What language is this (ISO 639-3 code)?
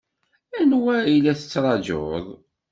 kab